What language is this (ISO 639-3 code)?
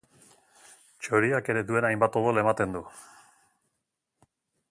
eus